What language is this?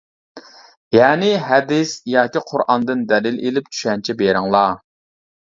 Uyghur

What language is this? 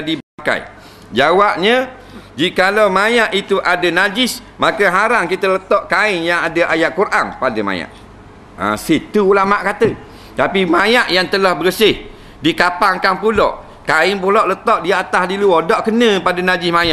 Malay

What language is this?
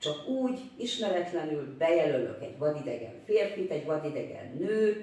Hungarian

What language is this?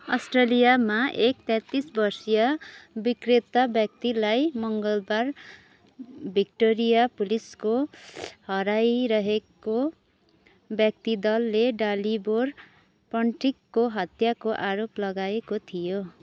Nepali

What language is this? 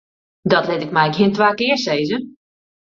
Western Frisian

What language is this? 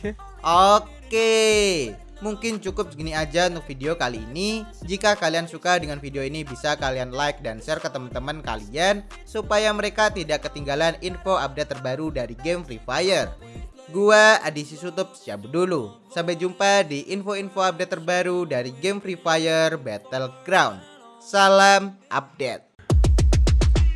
Indonesian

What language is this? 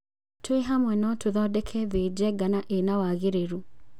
Kikuyu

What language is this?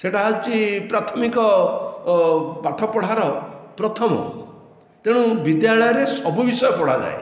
Odia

